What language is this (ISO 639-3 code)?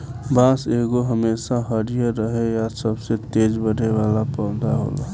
bho